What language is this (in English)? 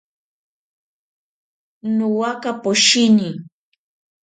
Ashéninka Perené